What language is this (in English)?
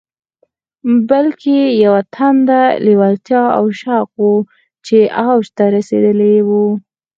Pashto